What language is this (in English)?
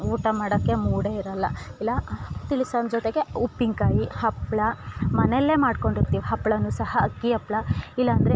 Kannada